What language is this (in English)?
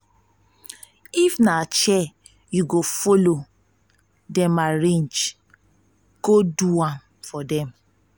Nigerian Pidgin